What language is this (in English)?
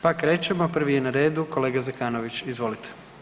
Croatian